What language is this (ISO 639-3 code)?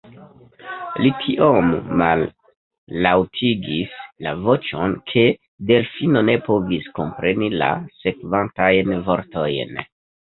epo